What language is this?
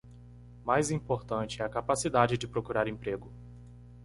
Portuguese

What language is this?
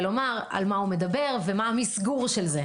Hebrew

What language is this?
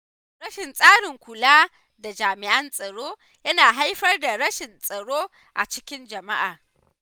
Hausa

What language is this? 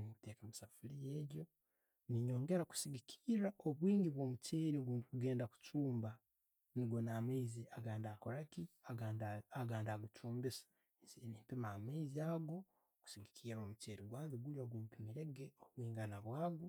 Tooro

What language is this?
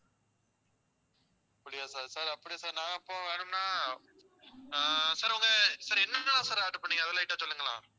Tamil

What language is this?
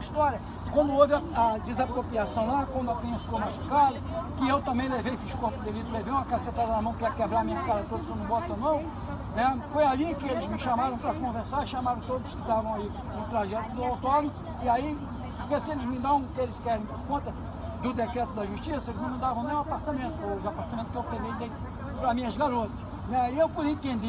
Portuguese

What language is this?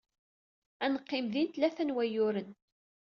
Kabyle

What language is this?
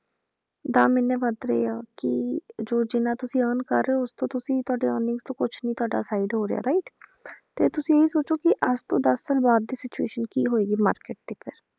Punjabi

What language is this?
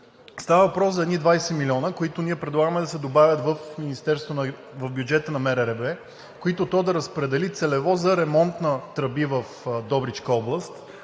Bulgarian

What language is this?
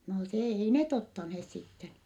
Finnish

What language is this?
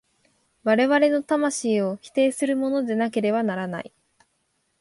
Japanese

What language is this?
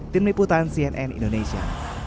Indonesian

